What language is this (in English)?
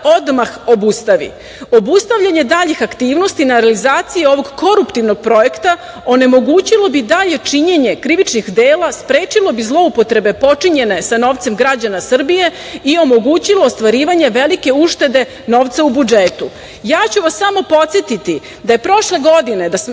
Serbian